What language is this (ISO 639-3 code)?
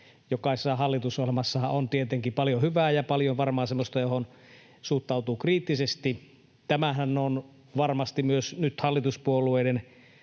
fin